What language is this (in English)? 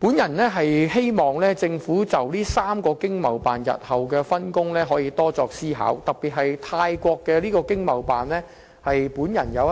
Cantonese